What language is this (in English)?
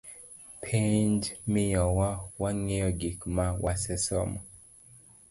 Luo (Kenya and Tanzania)